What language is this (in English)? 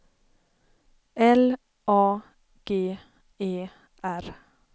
Swedish